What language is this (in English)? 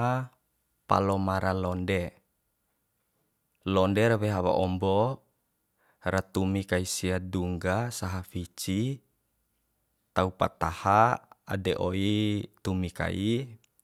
Bima